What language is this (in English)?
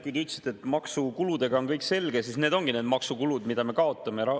Estonian